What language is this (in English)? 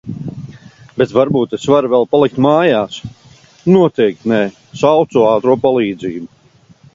Latvian